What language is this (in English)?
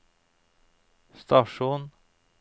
Norwegian